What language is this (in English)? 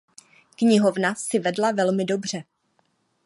Czech